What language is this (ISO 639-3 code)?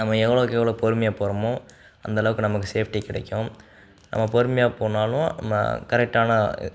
tam